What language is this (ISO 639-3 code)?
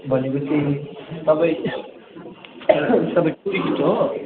nep